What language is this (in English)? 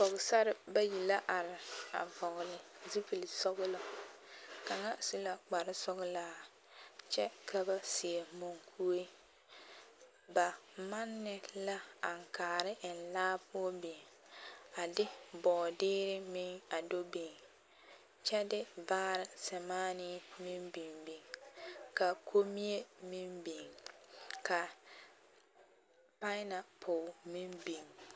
Southern Dagaare